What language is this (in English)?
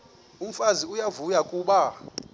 Xhosa